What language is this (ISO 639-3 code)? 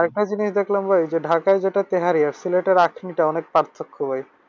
ben